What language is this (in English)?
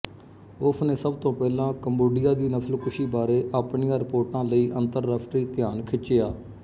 Punjabi